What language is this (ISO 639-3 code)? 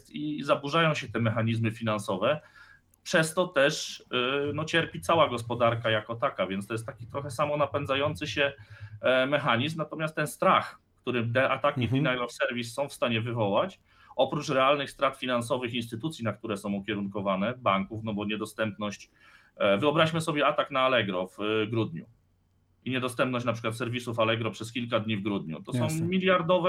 pol